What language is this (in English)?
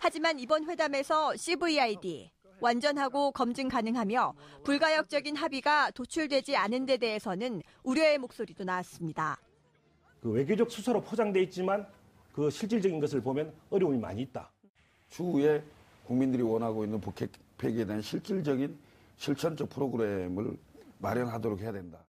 Korean